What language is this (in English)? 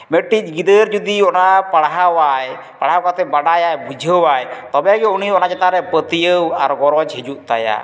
Santali